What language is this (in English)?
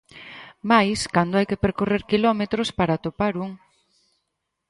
Galician